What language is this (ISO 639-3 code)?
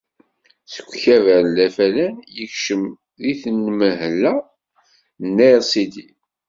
kab